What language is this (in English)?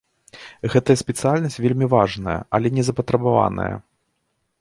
Belarusian